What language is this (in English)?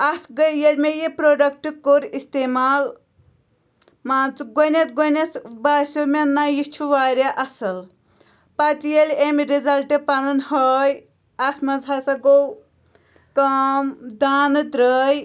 Kashmiri